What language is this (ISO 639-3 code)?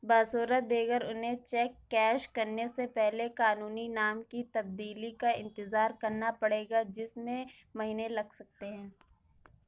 urd